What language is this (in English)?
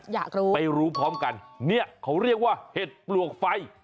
Thai